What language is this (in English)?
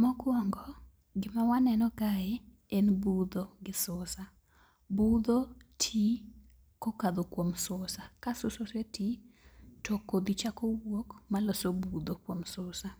Luo (Kenya and Tanzania)